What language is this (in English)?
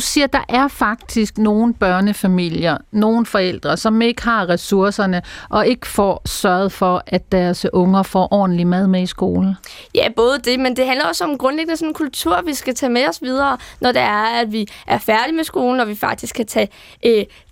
Danish